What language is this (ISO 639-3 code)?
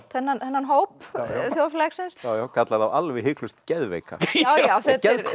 isl